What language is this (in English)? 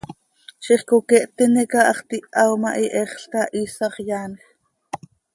Seri